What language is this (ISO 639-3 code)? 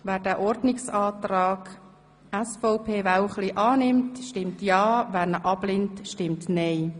gsw